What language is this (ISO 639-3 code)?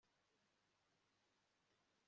kin